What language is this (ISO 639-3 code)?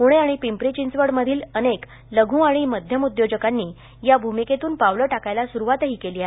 mar